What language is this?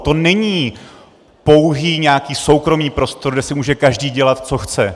Czech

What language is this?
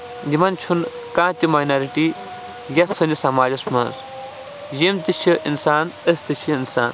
Kashmiri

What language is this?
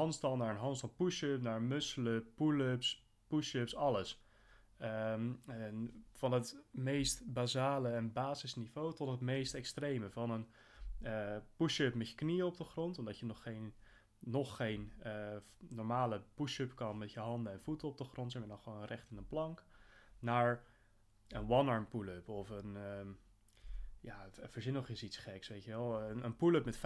Dutch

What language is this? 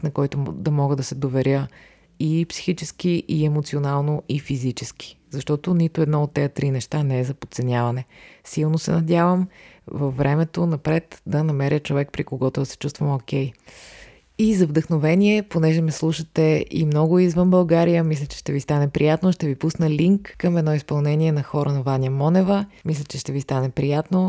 Bulgarian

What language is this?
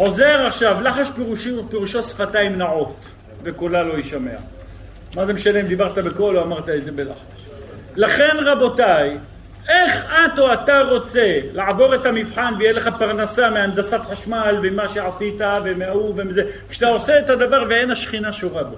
Hebrew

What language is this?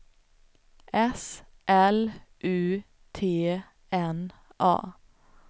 Swedish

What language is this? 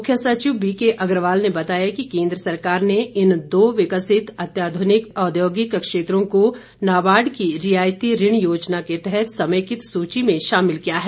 Hindi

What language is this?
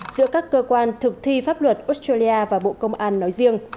Vietnamese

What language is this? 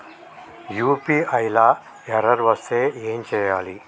Telugu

